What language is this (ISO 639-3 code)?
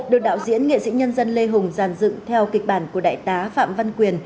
vie